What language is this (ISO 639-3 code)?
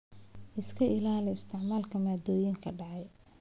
som